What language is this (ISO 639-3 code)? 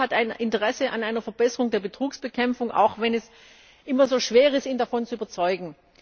deu